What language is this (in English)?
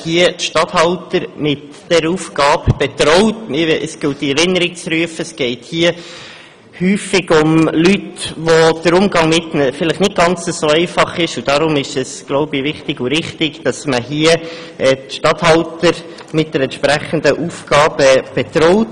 Swiss German